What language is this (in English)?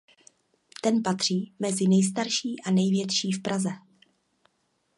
Czech